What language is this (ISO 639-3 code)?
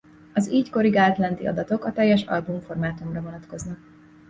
hun